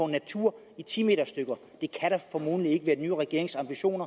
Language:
Danish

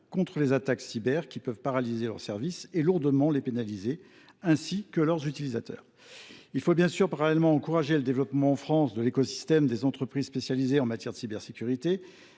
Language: French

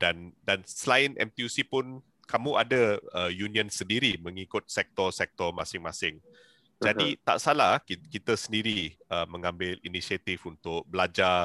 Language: Malay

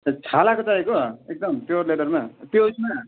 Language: Nepali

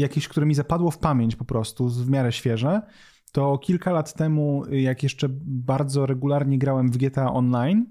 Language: Polish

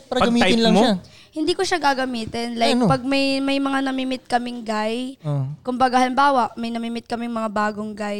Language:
Filipino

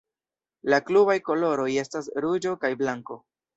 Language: Esperanto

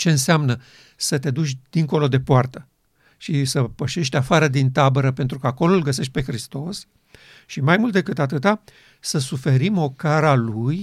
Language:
Romanian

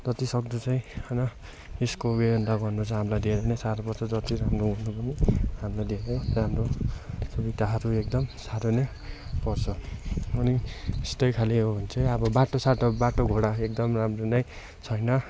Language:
Nepali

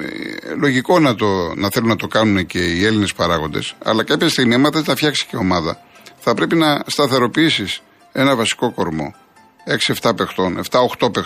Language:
Greek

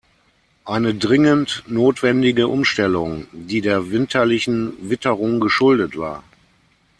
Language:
German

